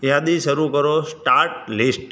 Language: Gujarati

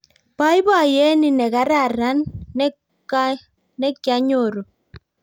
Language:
Kalenjin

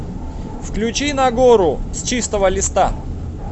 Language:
Russian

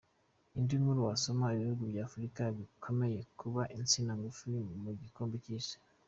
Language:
Kinyarwanda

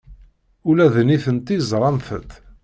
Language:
Kabyle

